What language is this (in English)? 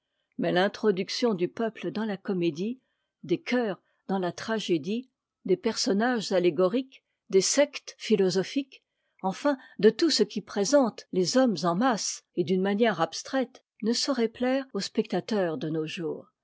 French